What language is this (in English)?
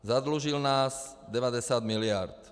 Czech